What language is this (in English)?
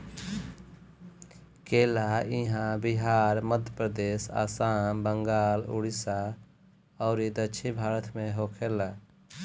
Bhojpuri